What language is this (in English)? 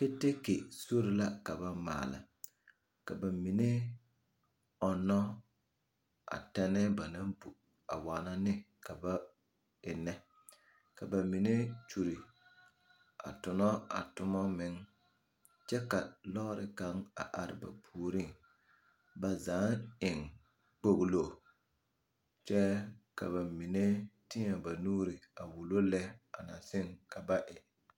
Southern Dagaare